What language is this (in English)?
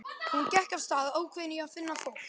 Icelandic